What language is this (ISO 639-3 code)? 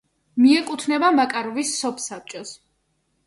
kat